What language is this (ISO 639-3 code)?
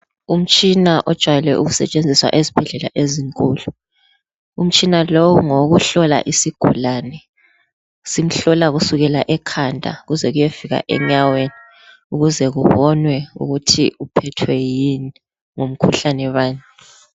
nde